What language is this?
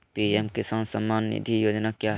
Magahi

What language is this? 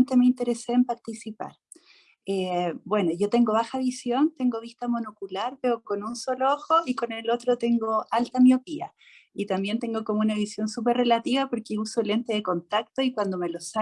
Spanish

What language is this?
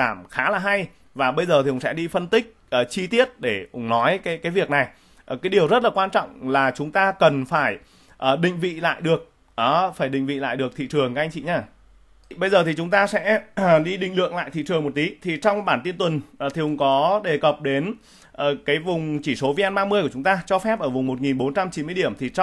Vietnamese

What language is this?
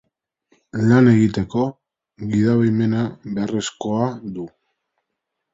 Basque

